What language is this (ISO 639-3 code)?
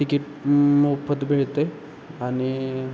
mar